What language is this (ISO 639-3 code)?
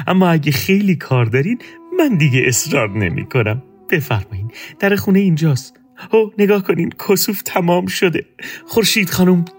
fas